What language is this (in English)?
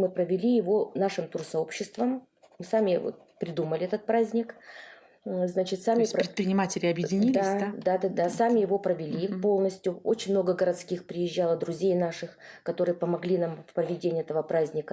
Russian